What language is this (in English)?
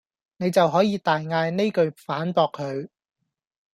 Cantonese